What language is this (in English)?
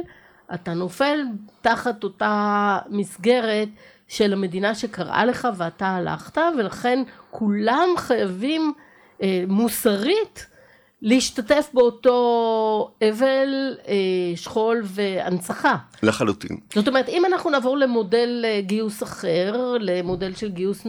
Hebrew